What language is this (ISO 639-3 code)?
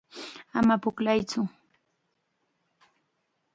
qxa